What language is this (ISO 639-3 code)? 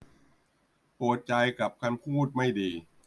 tha